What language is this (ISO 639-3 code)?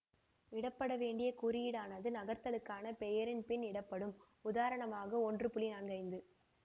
tam